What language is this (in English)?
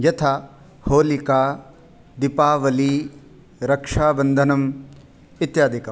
Sanskrit